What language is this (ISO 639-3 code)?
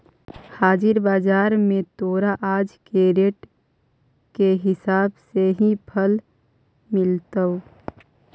mag